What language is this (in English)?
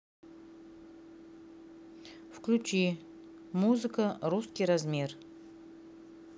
Russian